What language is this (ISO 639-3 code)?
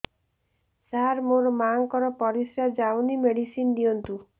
ori